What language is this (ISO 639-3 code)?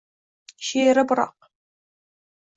uzb